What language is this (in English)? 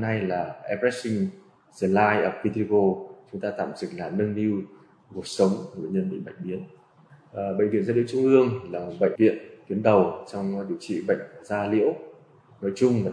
Vietnamese